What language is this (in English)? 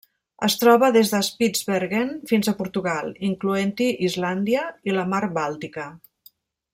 Catalan